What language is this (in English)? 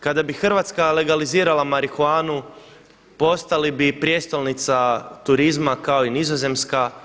Croatian